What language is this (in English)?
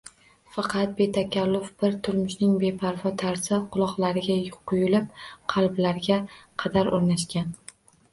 Uzbek